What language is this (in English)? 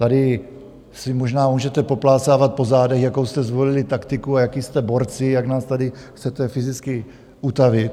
Czech